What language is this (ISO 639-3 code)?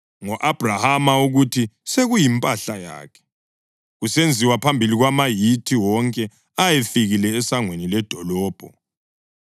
nde